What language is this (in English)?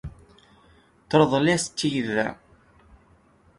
Kabyle